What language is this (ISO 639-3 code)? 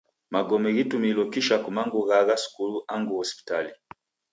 dav